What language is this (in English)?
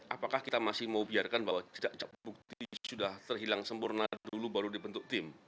Indonesian